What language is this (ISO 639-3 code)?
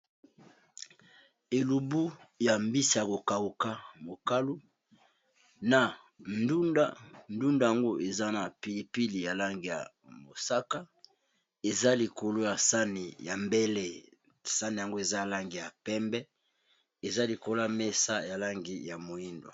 lin